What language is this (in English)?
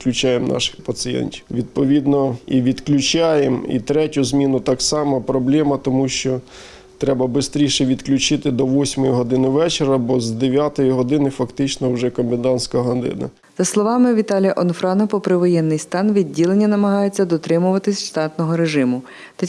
Ukrainian